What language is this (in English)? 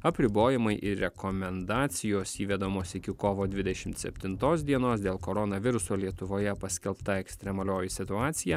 Lithuanian